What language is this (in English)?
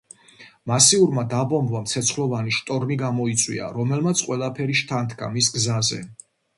Georgian